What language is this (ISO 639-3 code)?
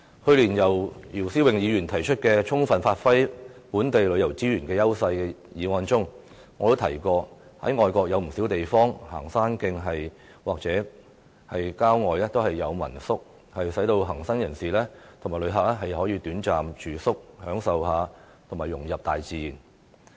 yue